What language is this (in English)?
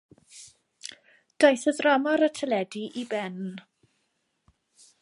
Welsh